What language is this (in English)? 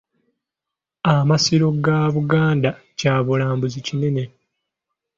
Ganda